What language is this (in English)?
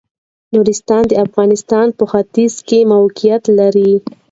Pashto